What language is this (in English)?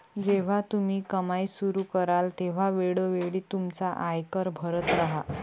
Marathi